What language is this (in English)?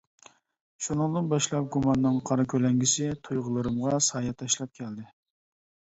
Uyghur